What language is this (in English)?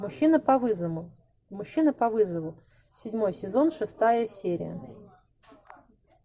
Russian